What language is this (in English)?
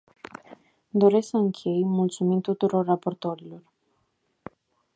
Romanian